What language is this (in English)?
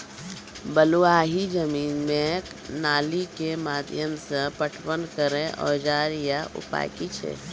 Maithili